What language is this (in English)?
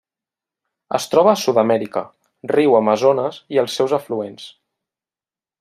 Catalan